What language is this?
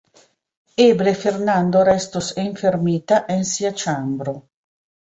Esperanto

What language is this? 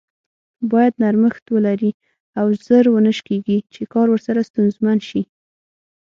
Pashto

